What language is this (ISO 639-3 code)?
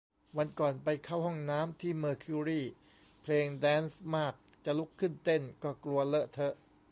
tha